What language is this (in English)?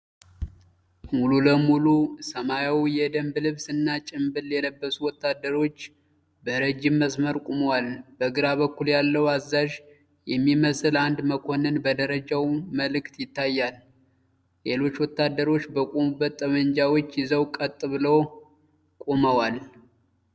Amharic